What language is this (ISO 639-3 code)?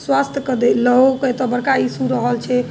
mai